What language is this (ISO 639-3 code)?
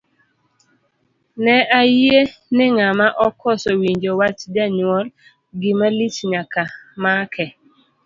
luo